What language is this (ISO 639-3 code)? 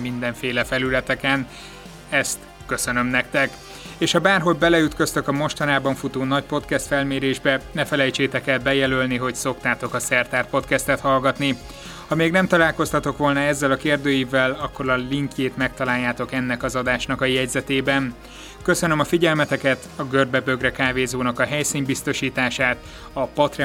hun